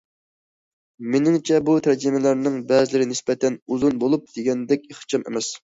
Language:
Uyghur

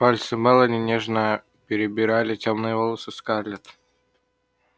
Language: Russian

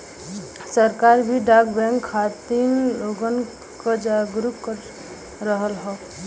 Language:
Bhojpuri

